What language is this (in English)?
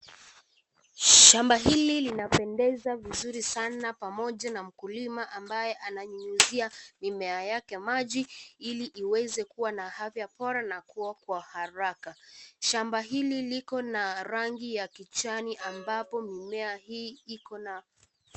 Swahili